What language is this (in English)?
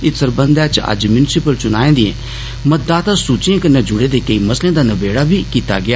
Dogri